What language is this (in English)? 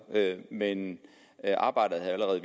Danish